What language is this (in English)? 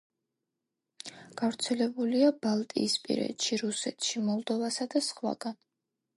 Georgian